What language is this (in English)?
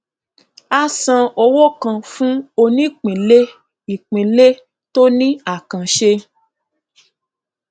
Yoruba